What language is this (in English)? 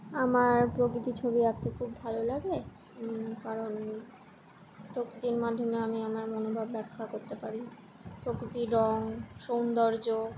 Bangla